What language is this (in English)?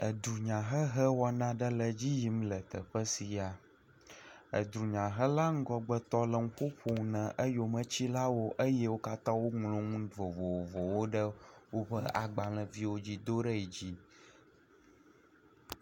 Ewe